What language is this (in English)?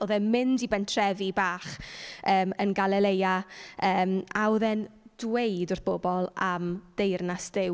Welsh